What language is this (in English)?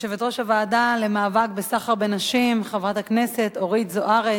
Hebrew